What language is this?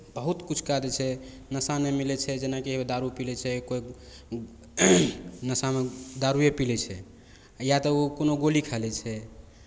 Maithili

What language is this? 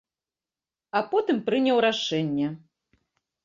Belarusian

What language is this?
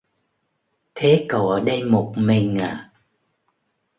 Vietnamese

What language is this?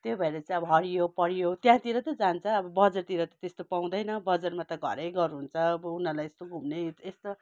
Nepali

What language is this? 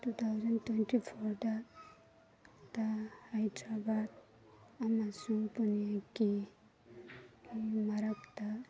Manipuri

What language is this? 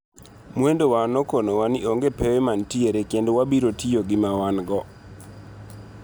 Luo (Kenya and Tanzania)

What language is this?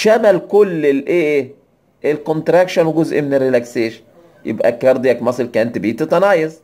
Arabic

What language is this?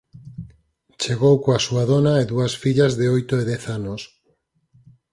Galician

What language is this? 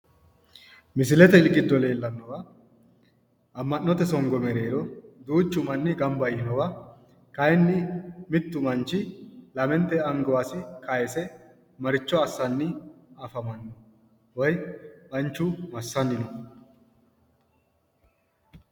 Sidamo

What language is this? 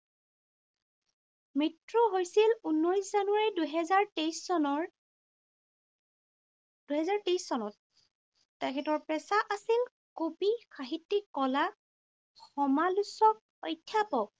Assamese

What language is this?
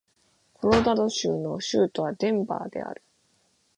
Japanese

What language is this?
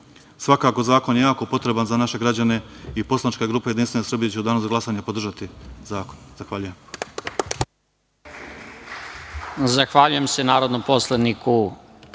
Serbian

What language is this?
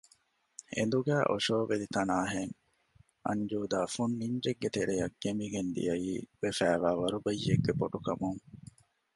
Divehi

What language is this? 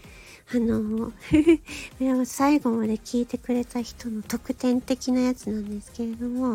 Japanese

